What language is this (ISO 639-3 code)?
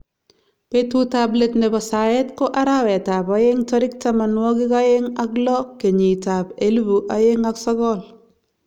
kln